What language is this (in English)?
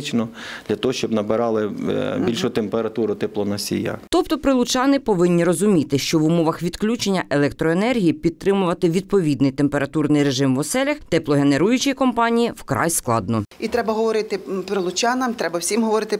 Ukrainian